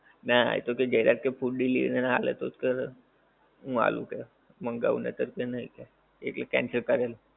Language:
Gujarati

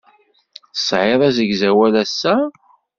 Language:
Kabyle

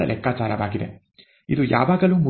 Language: Kannada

